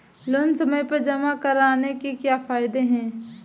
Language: Hindi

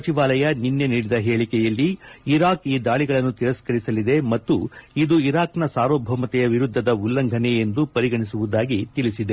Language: Kannada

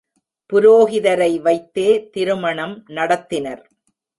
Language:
Tamil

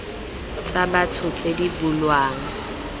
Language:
Tswana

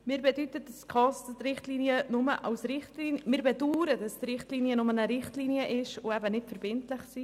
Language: Swiss German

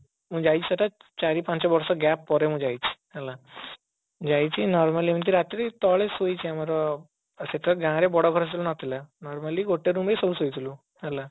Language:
Odia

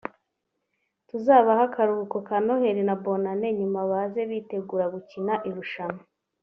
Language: Kinyarwanda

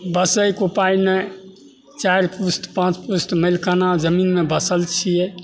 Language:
Maithili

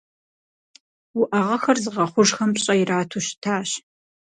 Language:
Kabardian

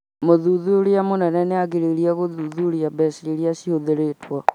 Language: Kikuyu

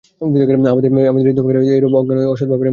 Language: Bangla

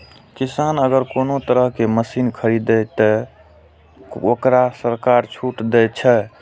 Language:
Maithili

